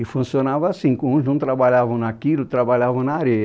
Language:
Portuguese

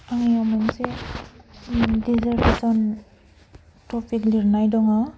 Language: Bodo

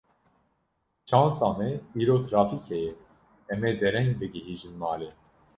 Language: Kurdish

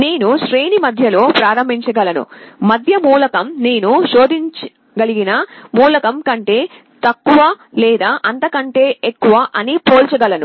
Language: Telugu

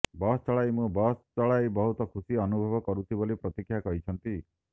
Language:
Odia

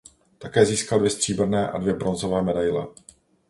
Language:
Czech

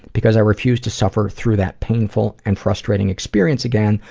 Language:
English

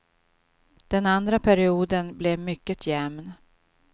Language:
Swedish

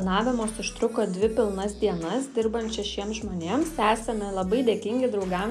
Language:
Lithuanian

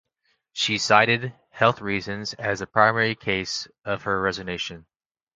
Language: English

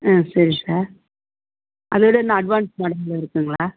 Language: Tamil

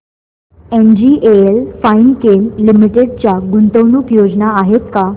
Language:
Marathi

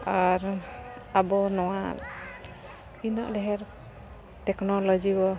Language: Santali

